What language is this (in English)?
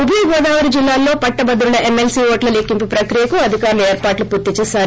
Telugu